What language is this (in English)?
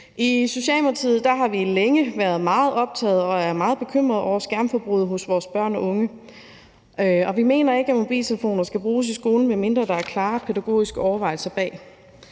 Danish